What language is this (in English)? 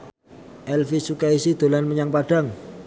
Javanese